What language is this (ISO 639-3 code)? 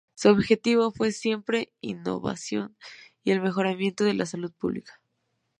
spa